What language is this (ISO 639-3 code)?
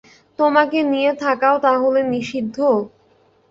ben